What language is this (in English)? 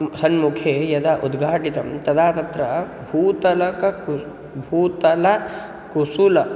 Sanskrit